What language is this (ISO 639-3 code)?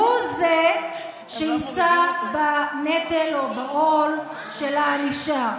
heb